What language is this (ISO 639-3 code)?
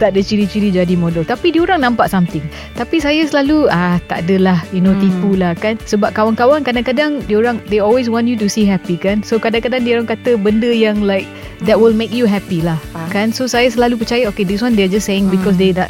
msa